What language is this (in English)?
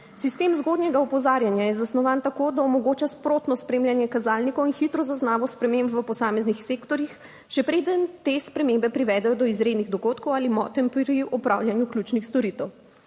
Slovenian